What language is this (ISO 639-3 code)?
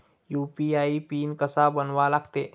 mar